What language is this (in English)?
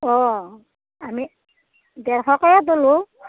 Assamese